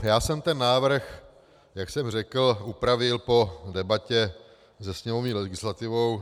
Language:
Czech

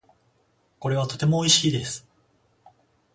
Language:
Japanese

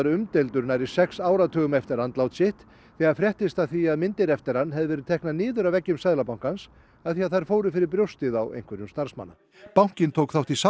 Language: Icelandic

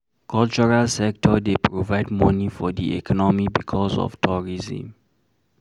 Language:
Nigerian Pidgin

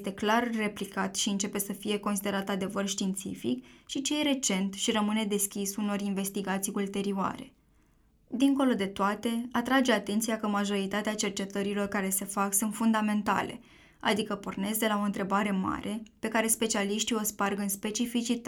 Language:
Romanian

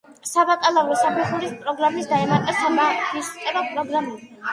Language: Georgian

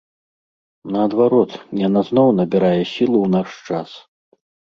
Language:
Belarusian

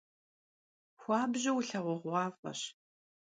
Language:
Kabardian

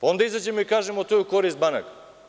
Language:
Serbian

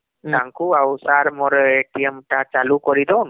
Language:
Odia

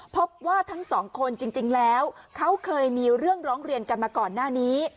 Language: Thai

